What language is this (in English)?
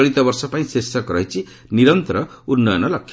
Odia